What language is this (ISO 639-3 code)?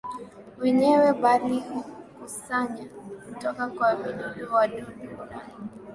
swa